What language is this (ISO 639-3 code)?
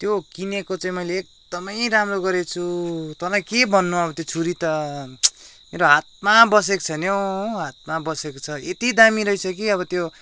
nep